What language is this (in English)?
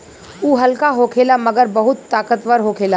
Bhojpuri